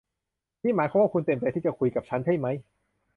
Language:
Thai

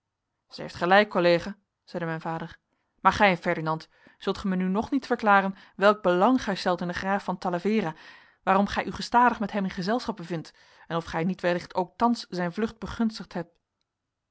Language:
Dutch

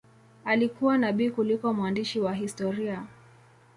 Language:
Swahili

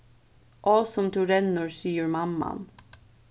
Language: Faroese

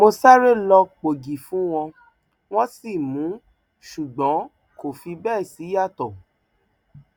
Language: Yoruba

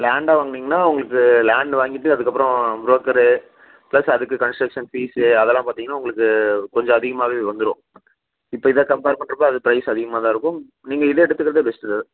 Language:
Tamil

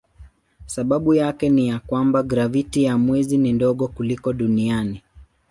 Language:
Swahili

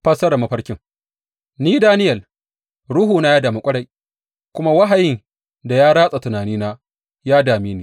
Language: Hausa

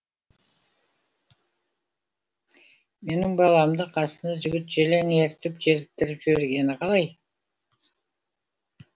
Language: Kazakh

